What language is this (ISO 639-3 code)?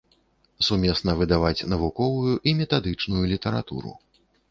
bel